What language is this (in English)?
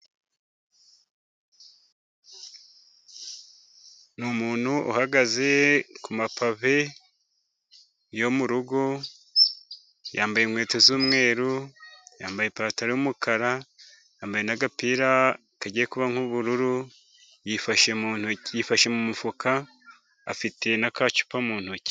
Kinyarwanda